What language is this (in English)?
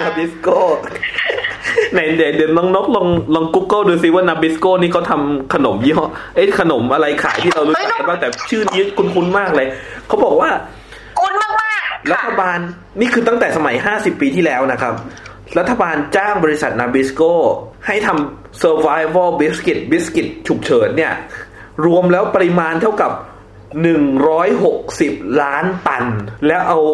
Thai